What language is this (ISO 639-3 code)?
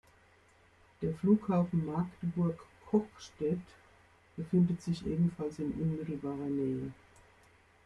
deu